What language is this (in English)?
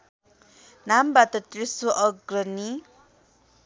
Nepali